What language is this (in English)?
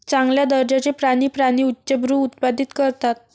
Marathi